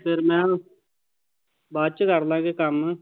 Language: Punjabi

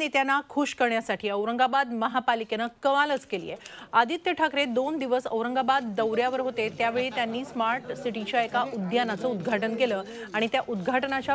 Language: Hindi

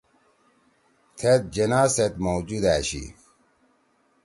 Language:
Torwali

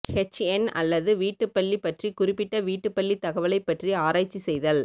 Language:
Tamil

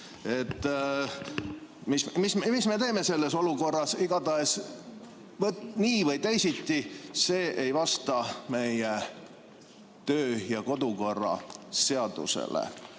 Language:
Estonian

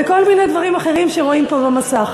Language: Hebrew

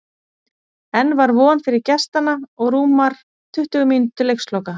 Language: Icelandic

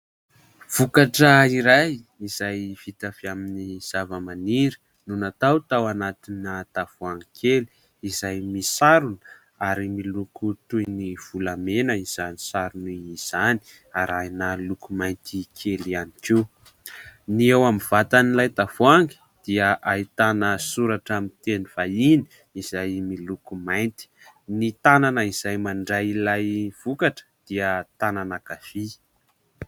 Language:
Malagasy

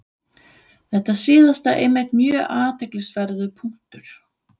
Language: Icelandic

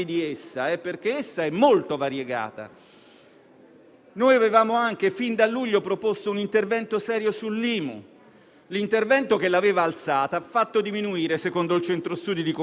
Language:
Italian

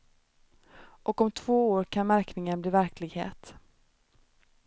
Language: Swedish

